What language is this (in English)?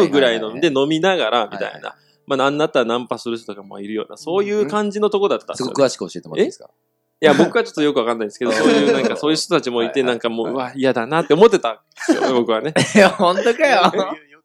Japanese